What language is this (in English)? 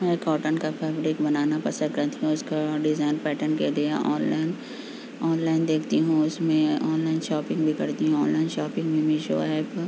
Urdu